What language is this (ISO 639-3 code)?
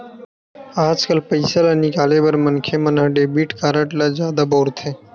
hne